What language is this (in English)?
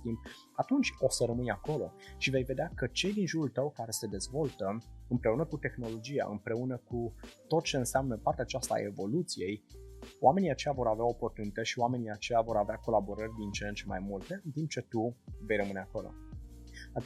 Romanian